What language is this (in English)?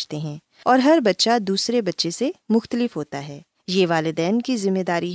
Urdu